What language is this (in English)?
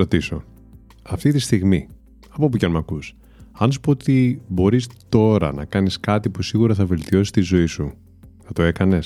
Greek